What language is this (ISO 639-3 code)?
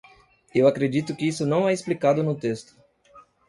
por